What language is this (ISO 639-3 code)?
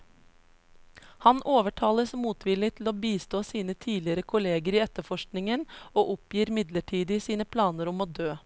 nor